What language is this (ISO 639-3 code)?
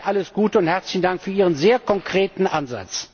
deu